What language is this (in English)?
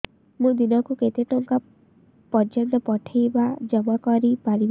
Odia